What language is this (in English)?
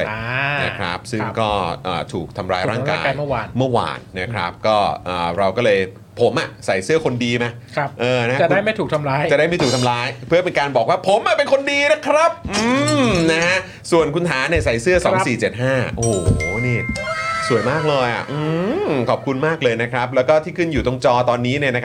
Thai